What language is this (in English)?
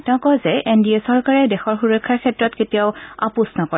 Assamese